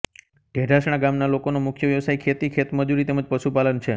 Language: Gujarati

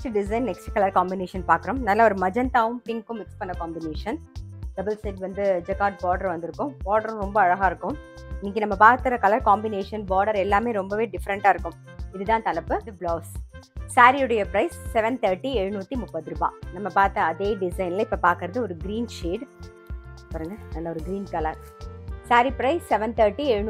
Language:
Tamil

